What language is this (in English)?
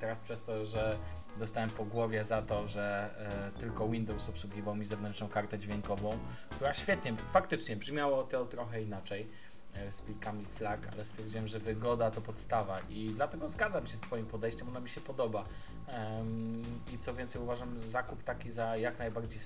Polish